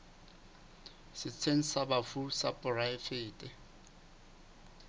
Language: Southern Sotho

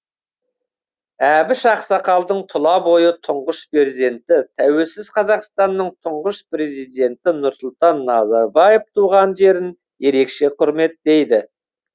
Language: Kazakh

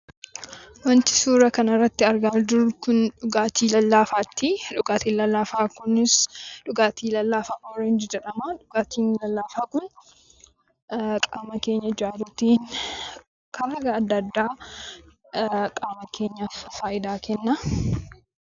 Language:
Oromo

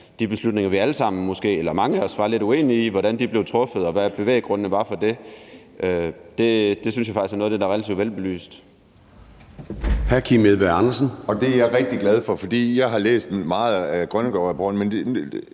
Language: Danish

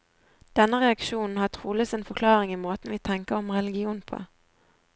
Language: Norwegian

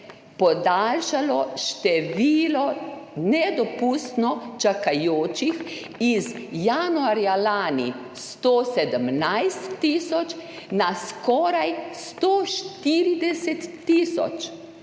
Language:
Slovenian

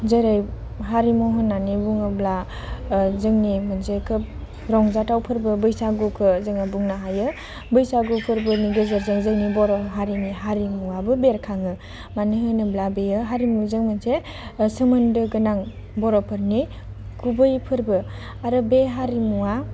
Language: Bodo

